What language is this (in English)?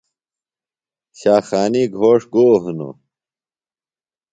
Phalura